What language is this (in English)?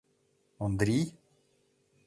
Mari